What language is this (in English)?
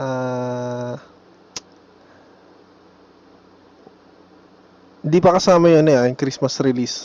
Filipino